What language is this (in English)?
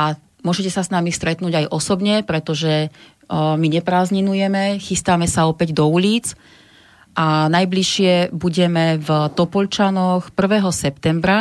Slovak